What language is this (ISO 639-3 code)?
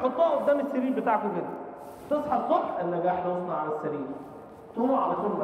ara